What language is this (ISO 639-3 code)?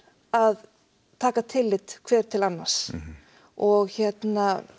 isl